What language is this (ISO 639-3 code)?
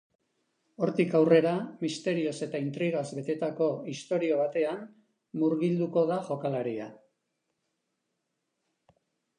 eus